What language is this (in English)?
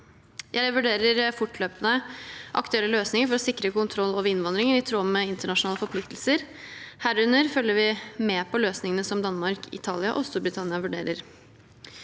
Norwegian